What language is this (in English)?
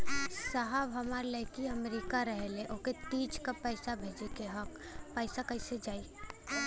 Bhojpuri